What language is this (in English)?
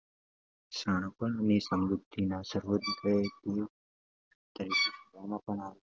Gujarati